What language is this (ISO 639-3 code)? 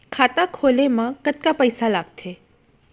hne